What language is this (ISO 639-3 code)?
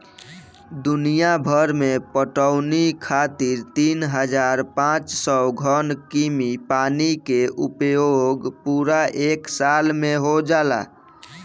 bho